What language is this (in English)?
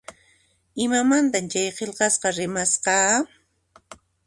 Puno Quechua